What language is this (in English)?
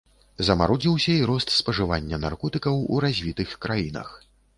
Belarusian